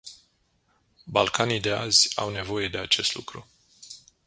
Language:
Romanian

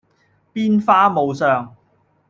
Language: Cantonese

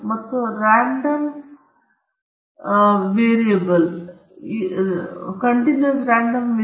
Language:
Kannada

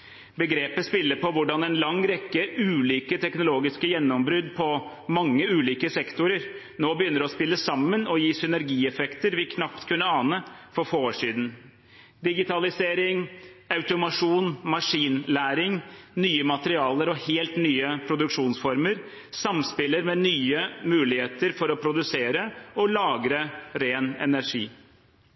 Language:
Norwegian Bokmål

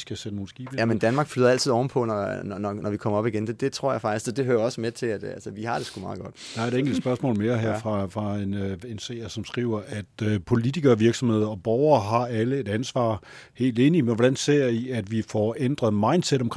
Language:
Danish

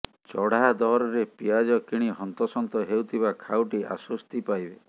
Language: Odia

